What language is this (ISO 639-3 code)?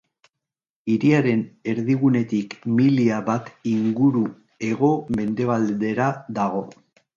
eus